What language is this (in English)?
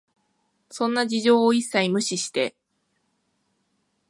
Japanese